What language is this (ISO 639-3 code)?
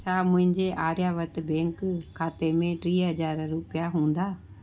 snd